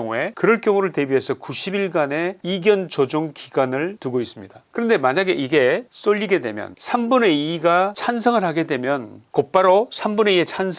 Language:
Korean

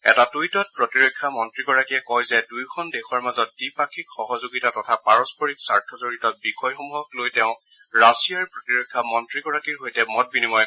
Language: Assamese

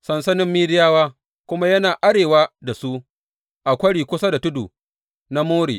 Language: Hausa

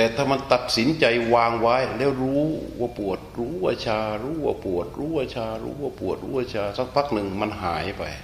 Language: Thai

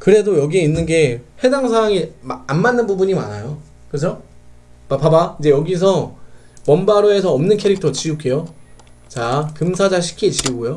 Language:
Korean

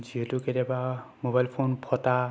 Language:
Assamese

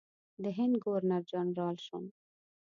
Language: Pashto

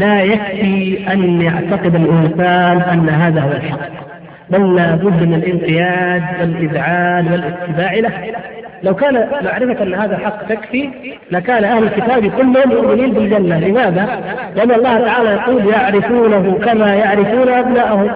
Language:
Arabic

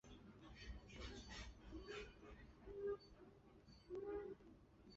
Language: Chinese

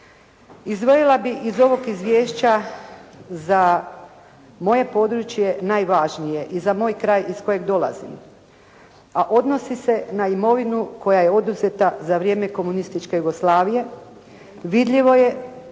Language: Croatian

